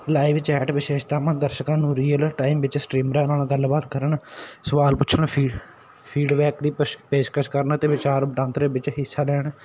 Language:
Punjabi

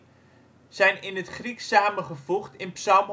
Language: Dutch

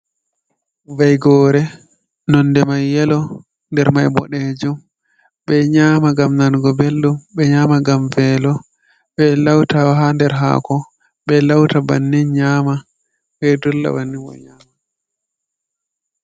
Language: Fula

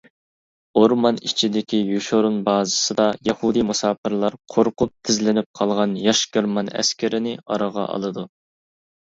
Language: Uyghur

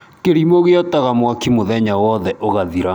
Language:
Kikuyu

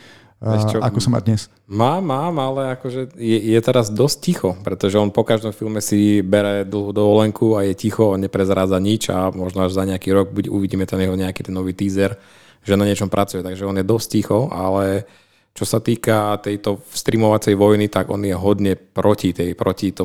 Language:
Slovak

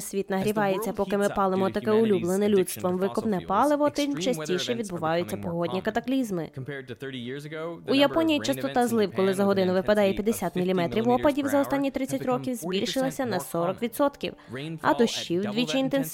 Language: Ukrainian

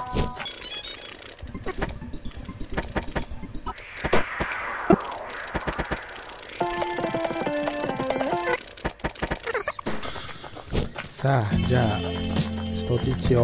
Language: Japanese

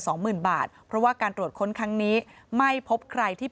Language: Thai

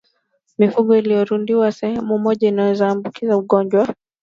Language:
Swahili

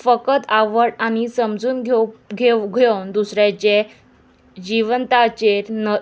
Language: Konkani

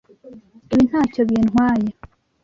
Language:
Kinyarwanda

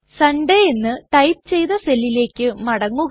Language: Malayalam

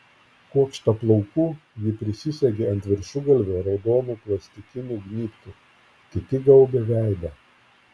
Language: Lithuanian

